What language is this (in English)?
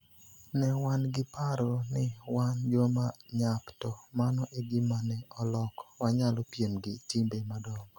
Luo (Kenya and Tanzania)